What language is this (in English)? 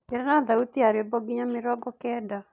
Kikuyu